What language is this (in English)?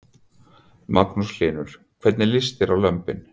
Icelandic